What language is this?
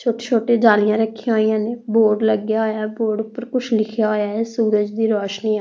Punjabi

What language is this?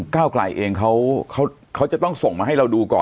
Thai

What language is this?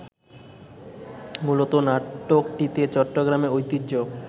Bangla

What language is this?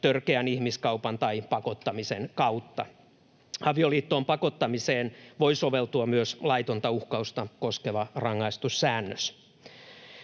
Finnish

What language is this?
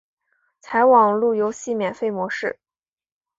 Chinese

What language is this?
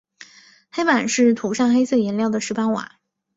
Chinese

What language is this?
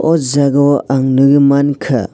Kok Borok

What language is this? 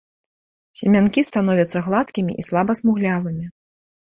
Belarusian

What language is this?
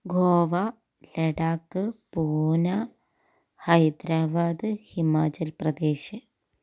Malayalam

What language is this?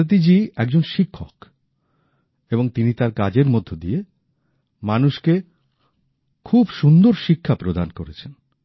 Bangla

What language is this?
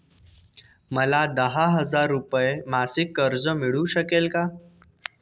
Marathi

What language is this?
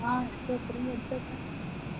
Malayalam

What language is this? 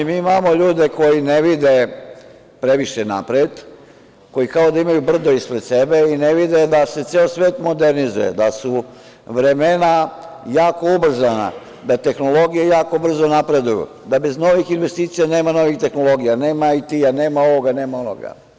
Serbian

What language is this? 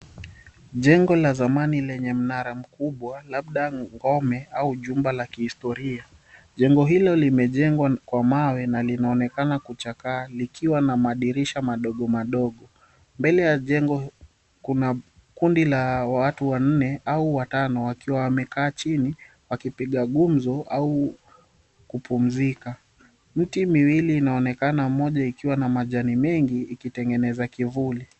Swahili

